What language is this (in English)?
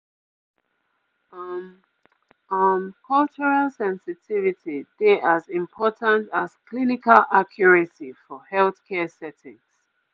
Nigerian Pidgin